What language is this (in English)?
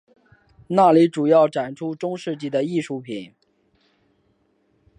Chinese